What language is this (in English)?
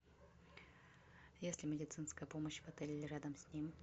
Russian